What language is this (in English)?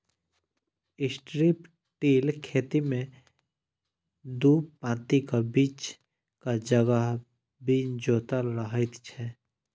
Maithili